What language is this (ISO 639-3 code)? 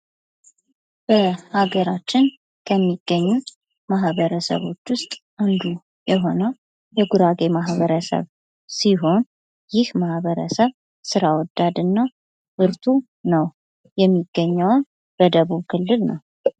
amh